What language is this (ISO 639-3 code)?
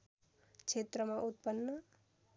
nep